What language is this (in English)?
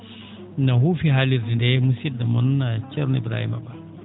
Fula